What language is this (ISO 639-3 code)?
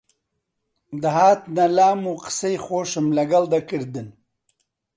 ckb